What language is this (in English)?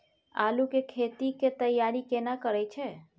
Maithili